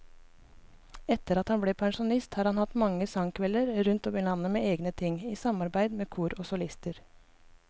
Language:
Norwegian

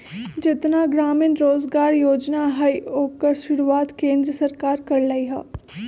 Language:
Magahi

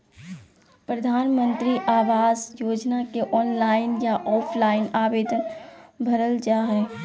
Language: Magahi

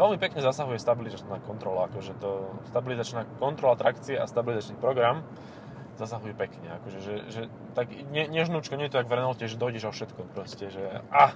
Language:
Slovak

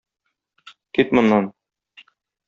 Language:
Tatar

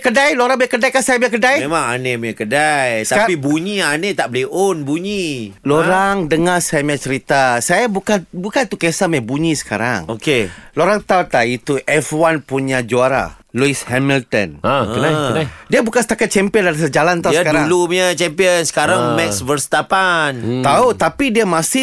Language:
Malay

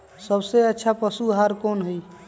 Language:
Magahi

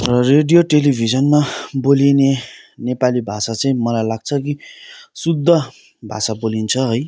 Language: Nepali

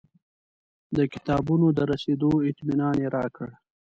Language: Pashto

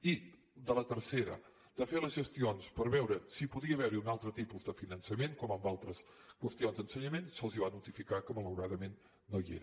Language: Catalan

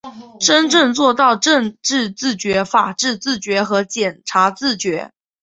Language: Chinese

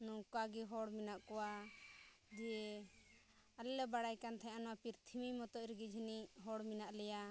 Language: Santali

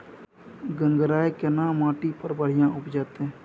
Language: Maithili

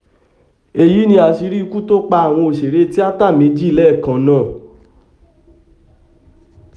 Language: Yoruba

